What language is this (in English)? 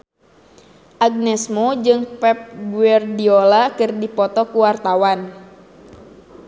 Sundanese